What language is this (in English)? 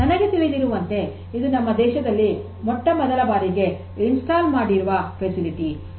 Kannada